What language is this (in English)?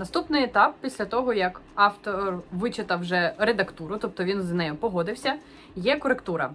Ukrainian